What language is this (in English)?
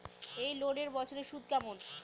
Bangla